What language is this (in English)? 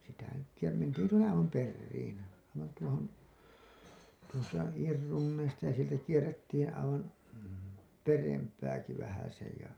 Finnish